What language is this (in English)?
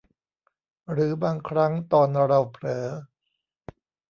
Thai